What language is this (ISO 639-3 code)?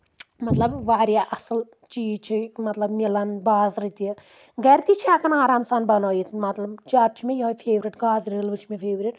kas